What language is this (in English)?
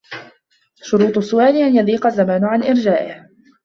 Arabic